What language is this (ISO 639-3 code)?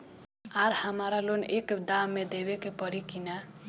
bho